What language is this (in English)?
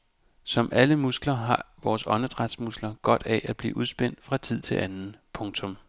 Danish